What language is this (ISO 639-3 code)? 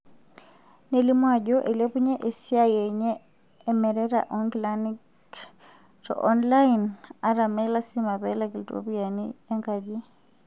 mas